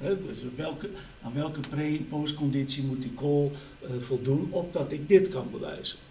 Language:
Dutch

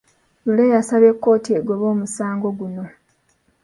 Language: Ganda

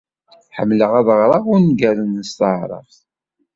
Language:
Kabyle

